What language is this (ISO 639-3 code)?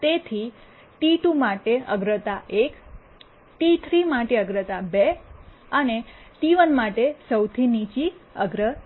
guj